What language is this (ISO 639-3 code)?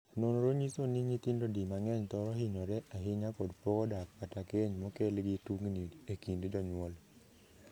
luo